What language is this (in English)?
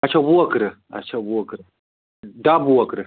Kashmiri